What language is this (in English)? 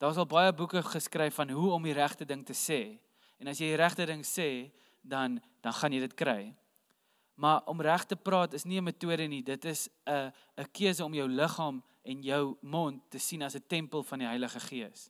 Dutch